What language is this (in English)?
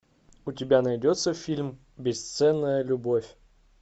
Russian